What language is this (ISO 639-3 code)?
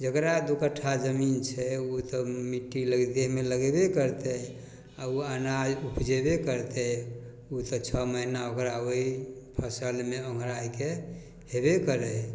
mai